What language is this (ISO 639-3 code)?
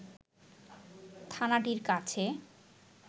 ben